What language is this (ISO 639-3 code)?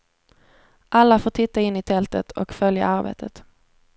swe